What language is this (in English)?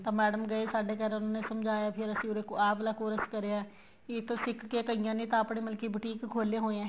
Punjabi